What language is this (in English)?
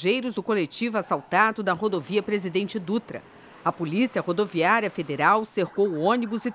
Portuguese